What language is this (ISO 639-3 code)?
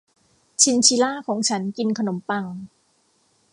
tha